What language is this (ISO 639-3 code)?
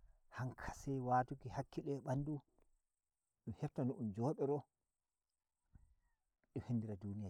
fuv